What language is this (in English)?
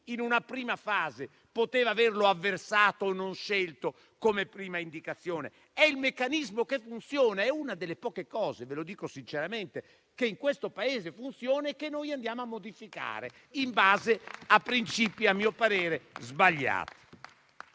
Italian